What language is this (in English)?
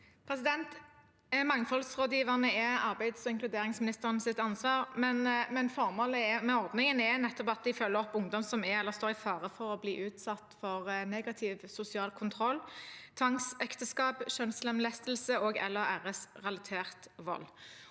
Norwegian